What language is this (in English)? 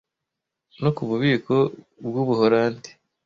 Kinyarwanda